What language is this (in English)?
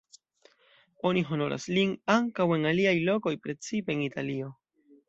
Esperanto